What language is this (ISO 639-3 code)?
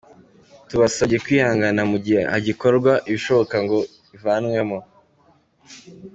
kin